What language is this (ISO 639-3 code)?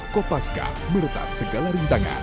ind